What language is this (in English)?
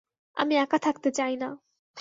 Bangla